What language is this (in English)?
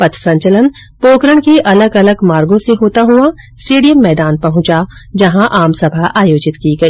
Hindi